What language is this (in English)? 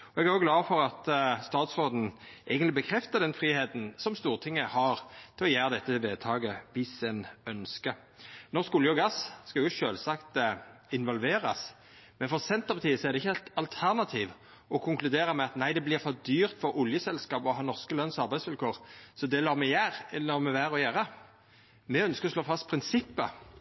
Norwegian Nynorsk